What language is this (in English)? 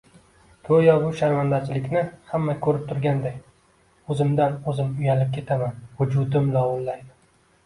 Uzbek